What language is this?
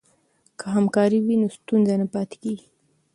Pashto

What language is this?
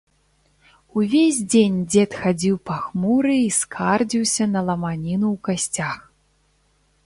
Belarusian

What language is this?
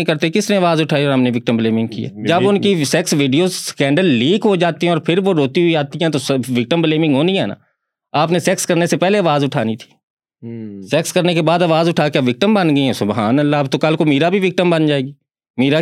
Urdu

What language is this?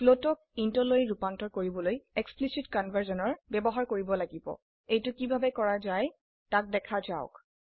Assamese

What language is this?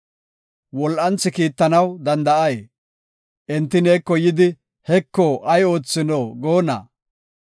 Gofa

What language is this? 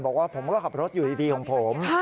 Thai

